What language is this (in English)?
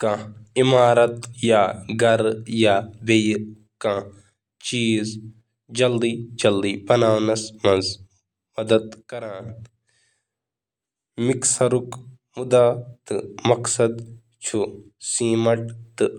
Kashmiri